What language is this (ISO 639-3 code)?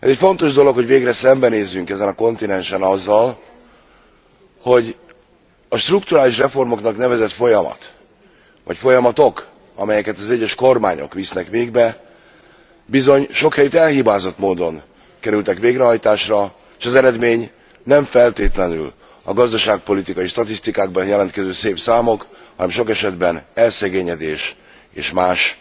hun